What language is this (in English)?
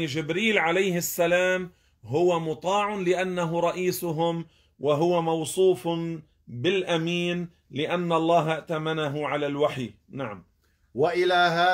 Arabic